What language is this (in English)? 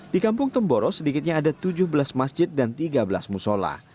Indonesian